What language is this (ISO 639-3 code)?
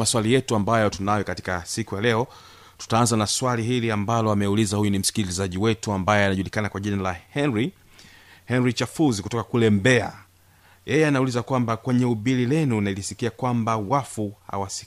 swa